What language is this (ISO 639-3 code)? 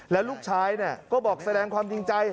tha